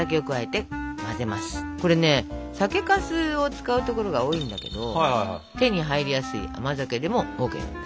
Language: Japanese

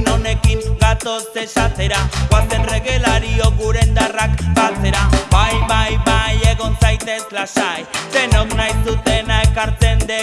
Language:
Spanish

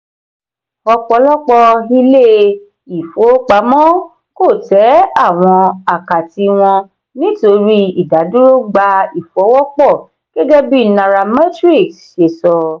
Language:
Yoruba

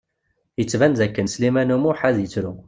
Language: Kabyle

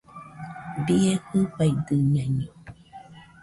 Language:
Nüpode Huitoto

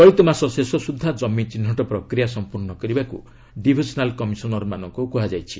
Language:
Odia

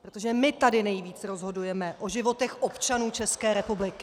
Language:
Czech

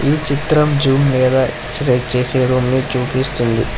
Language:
Telugu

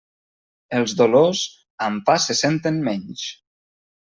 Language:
Catalan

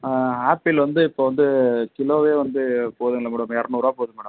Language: Tamil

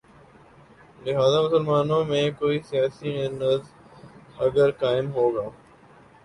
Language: Urdu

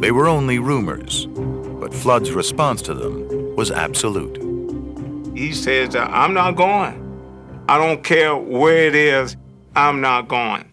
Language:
English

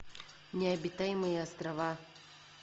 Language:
Russian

